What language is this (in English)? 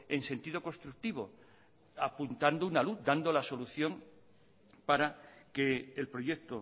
Spanish